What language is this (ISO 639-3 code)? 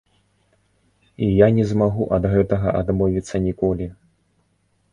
bel